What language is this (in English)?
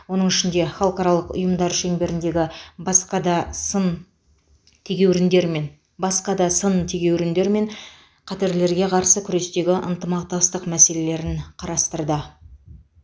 Kazakh